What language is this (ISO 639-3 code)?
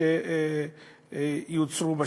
heb